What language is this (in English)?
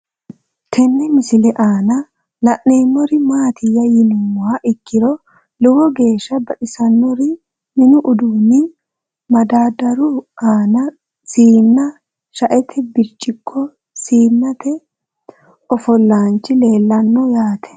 Sidamo